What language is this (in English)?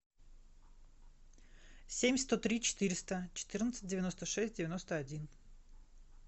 Russian